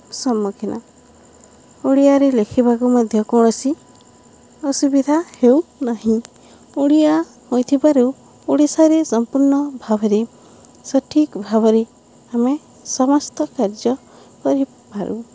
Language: Odia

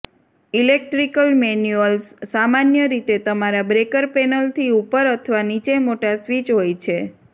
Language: Gujarati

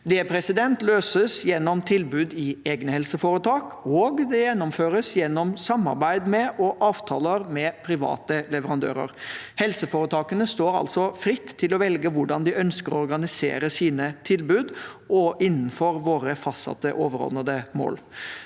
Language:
Norwegian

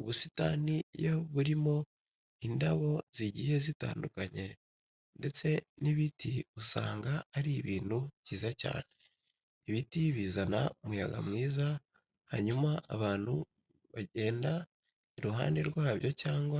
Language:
Kinyarwanda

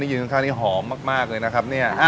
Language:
Thai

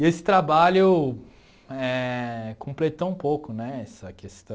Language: Portuguese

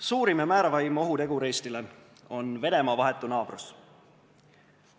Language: Estonian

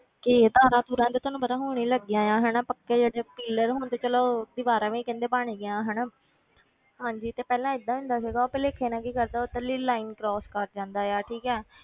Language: Punjabi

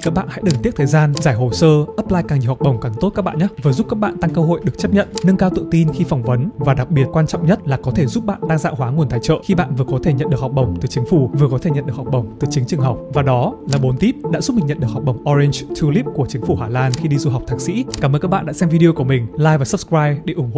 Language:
Vietnamese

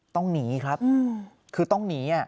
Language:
Thai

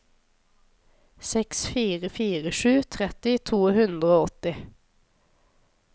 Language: Norwegian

